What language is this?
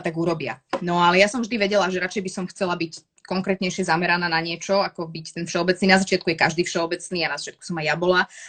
Slovak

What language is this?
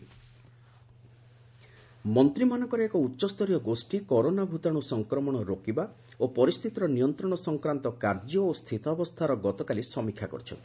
Odia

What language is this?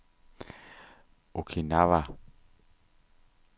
Danish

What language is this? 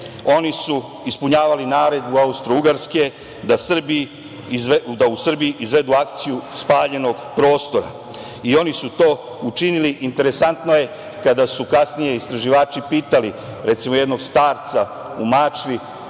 Serbian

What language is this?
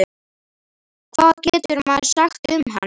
Icelandic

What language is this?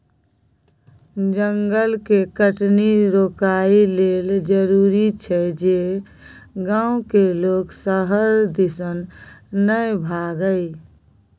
Maithili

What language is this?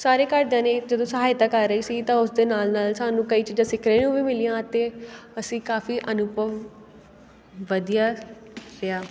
Punjabi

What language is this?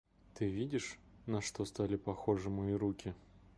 Russian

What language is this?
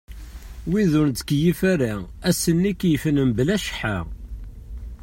Kabyle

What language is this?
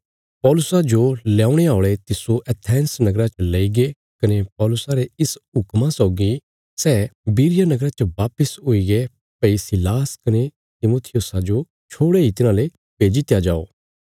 Bilaspuri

